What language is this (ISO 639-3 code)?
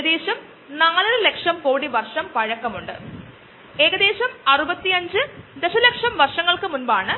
mal